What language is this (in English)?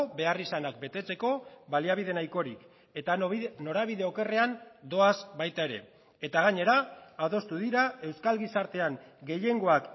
Basque